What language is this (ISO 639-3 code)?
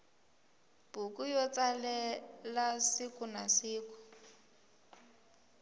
tso